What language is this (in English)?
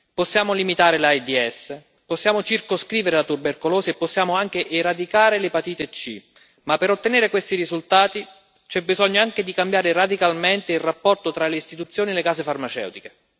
Italian